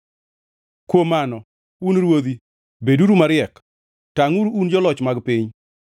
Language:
Luo (Kenya and Tanzania)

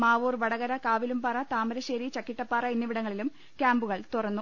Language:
Malayalam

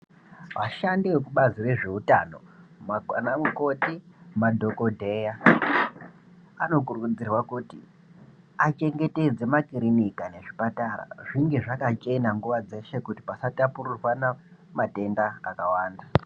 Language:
Ndau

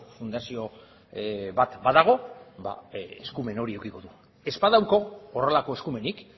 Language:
Basque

